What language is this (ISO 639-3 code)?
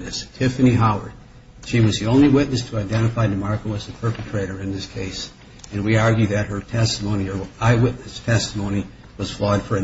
eng